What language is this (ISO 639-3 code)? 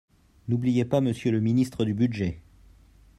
fra